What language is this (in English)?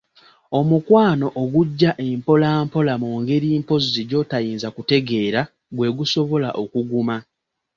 Ganda